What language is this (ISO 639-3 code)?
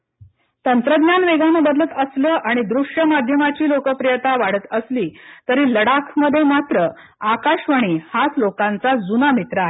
mar